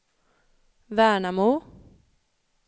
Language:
Swedish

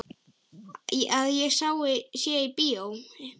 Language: Icelandic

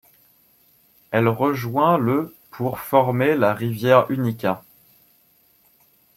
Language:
French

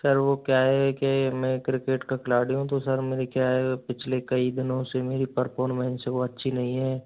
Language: Hindi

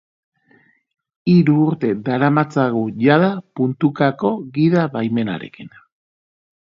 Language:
Basque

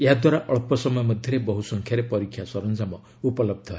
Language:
Odia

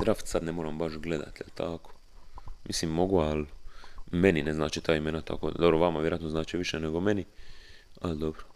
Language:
Croatian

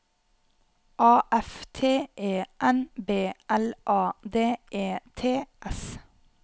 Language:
Norwegian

